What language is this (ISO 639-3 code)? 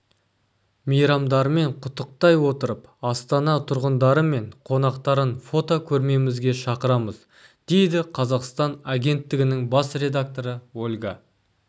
kaz